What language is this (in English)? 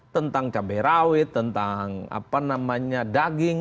Indonesian